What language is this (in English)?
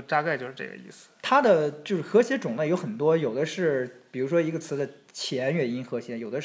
Chinese